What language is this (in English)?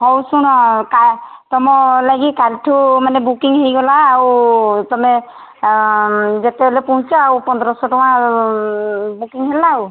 Odia